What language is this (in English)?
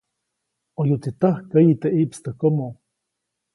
Copainalá Zoque